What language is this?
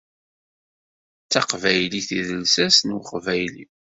Kabyle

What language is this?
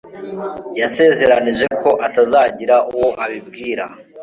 Kinyarwanda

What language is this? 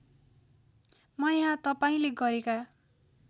Nepali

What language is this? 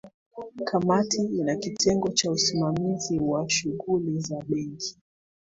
Swahili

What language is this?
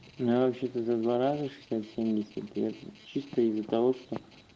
Russian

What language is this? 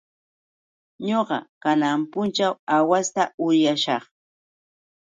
Yauyos Quechua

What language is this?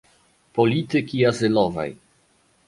Polish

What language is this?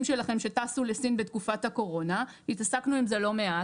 Hebrew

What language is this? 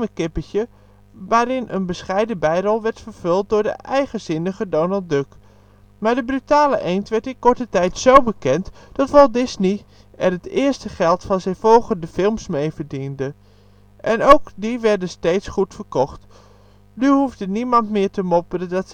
Dutch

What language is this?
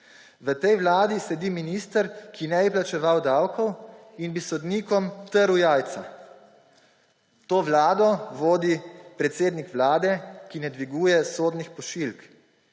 Slovenian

